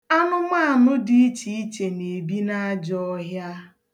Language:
Igbo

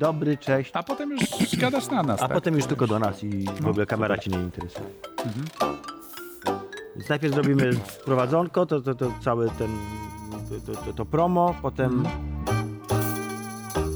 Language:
Polish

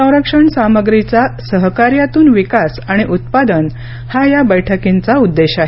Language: Marathi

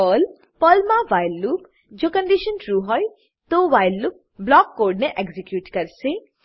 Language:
Gujarati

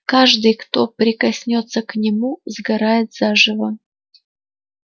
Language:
Russian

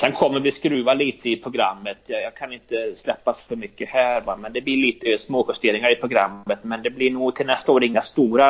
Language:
Swedish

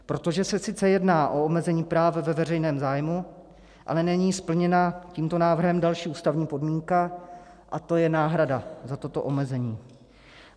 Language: Czech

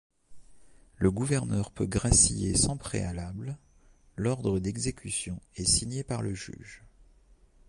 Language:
French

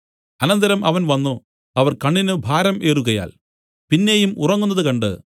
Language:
Malayalam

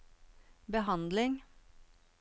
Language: Norwegian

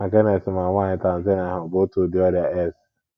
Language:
Igbo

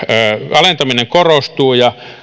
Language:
Finnish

